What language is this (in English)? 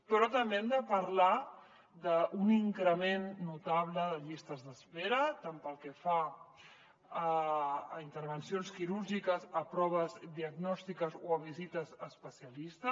Catalan